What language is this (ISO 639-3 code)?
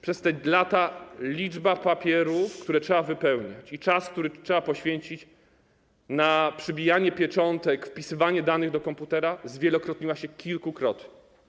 pol